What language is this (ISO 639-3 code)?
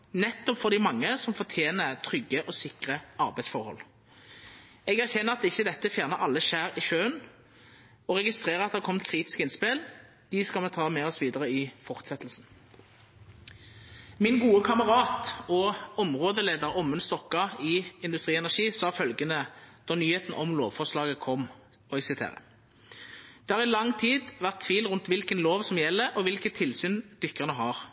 nno